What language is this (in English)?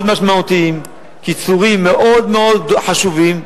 Hebrew